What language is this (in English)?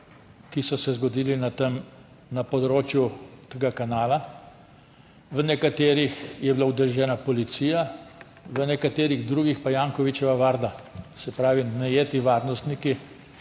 Slovenian